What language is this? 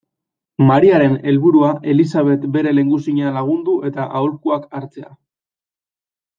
Basque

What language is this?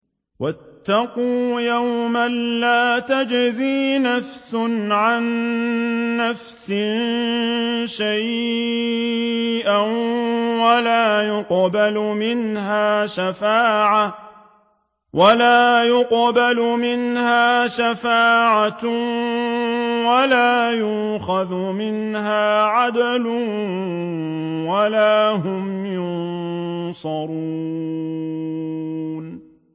Arabic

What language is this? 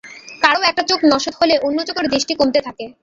Bangla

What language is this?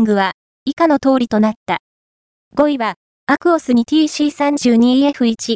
Japanese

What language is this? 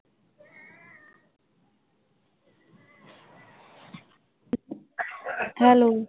Punjabi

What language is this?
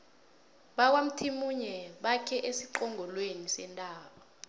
South Ndebele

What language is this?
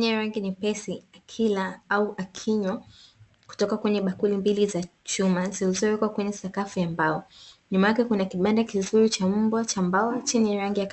Swahili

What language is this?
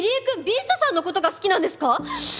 Japanese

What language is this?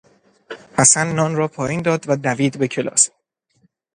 Persian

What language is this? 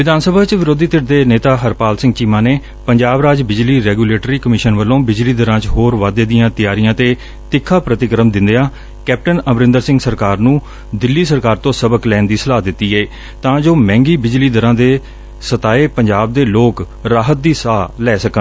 Punjabi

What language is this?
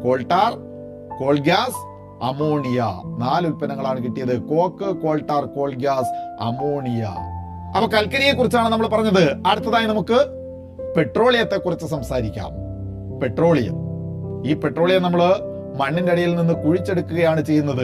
Malayalam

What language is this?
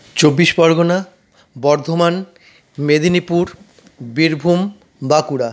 Bangla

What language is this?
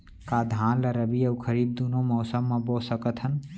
Chhattisgarhi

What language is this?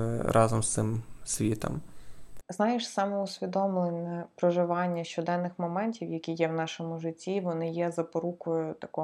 Ukrainian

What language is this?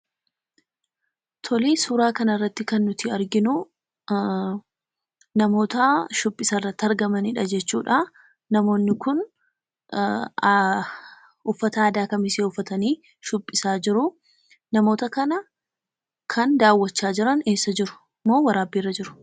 Oromo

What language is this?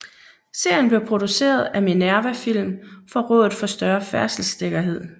Danish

